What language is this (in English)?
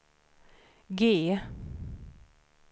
Swedish